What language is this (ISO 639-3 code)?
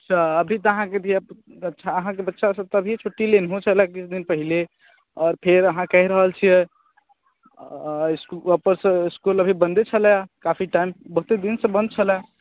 mai